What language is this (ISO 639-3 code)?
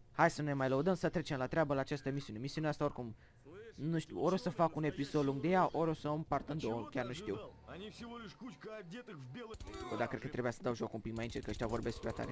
ron